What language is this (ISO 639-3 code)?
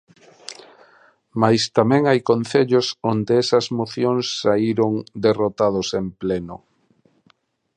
glg